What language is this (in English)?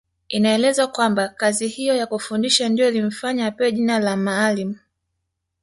Swahili